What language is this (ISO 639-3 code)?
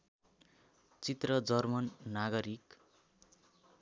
nep